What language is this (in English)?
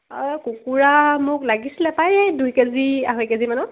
Assamese